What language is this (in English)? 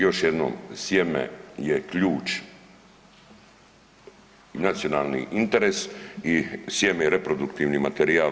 Croatian